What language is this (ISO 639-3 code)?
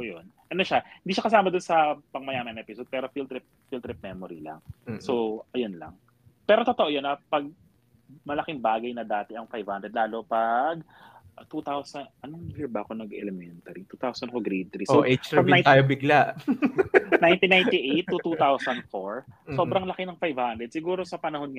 fil